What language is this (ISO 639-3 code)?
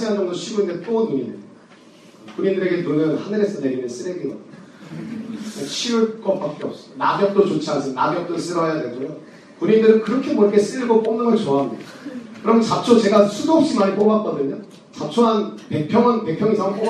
kor